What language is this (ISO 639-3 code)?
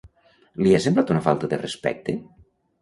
cat